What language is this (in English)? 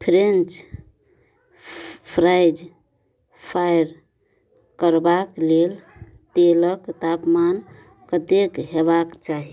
Maithili